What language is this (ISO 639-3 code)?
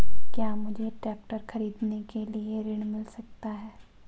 hin